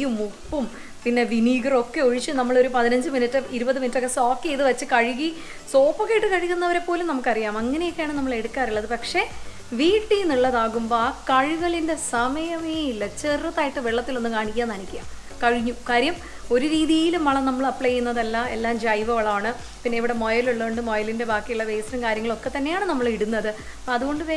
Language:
Malayalam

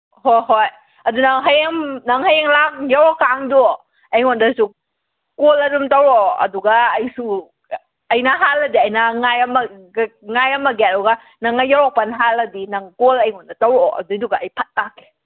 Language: Manipuri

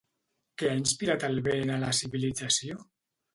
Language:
Catalan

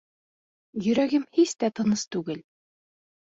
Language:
Bashkir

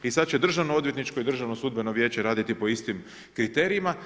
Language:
Croatian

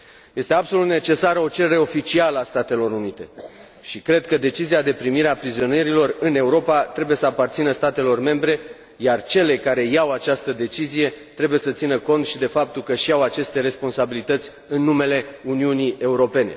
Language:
Romanian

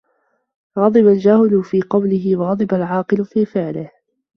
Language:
Arabic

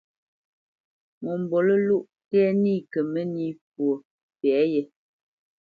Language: Bamenyam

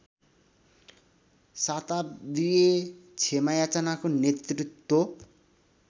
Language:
Nepali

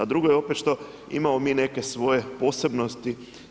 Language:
Croatian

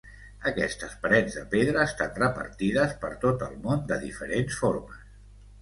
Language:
Catalan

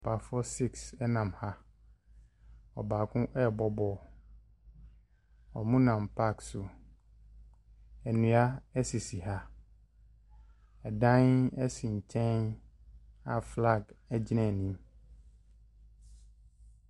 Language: Akan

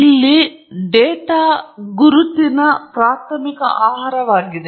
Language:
Kannada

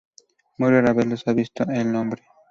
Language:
Spanish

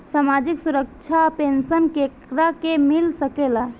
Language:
Bhojpuri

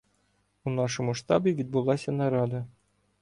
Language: Ukrainian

